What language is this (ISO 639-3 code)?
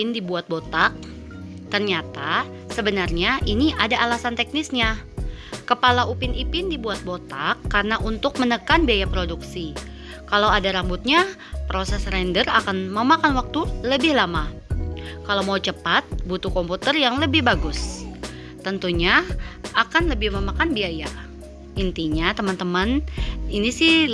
ind